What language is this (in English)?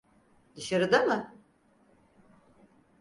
Turkish